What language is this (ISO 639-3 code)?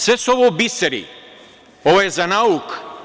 srp